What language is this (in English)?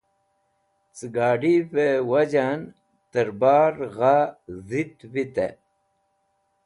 Wakhi